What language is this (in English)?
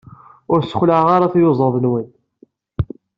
Kabyle